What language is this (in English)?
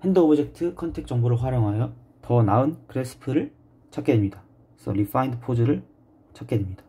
Korean